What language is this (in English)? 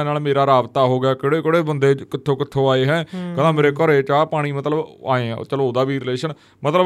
Punjabi